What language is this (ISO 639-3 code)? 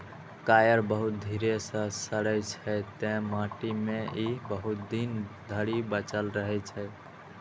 mai